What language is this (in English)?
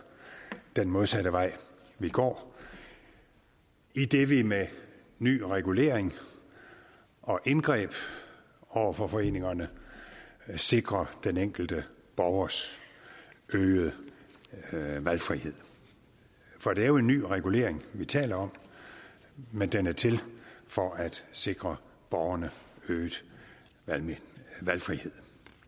Danish